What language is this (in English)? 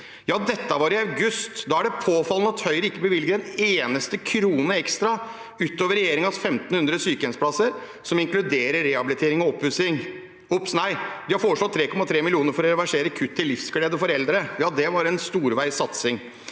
Norwegian